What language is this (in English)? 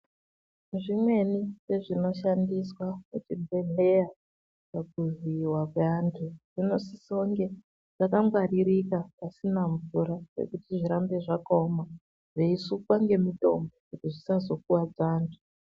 Ndau